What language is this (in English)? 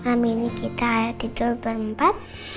Indonesian